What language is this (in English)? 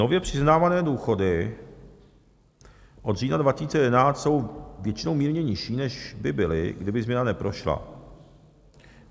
Czech